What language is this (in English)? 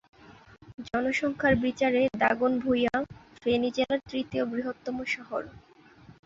Bangla